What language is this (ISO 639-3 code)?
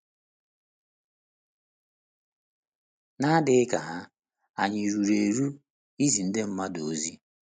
ibo